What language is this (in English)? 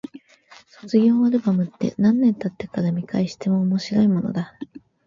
Japanese